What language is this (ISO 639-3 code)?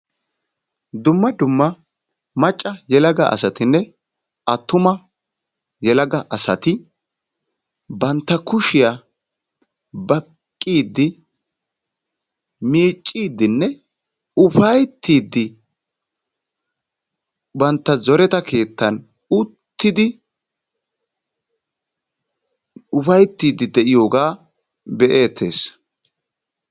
wal